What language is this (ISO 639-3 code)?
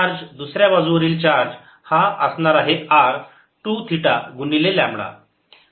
mar